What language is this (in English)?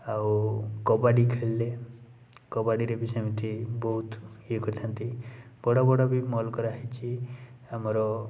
Odia